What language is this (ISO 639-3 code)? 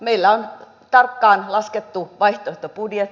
fin